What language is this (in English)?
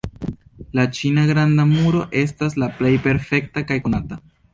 Esperanto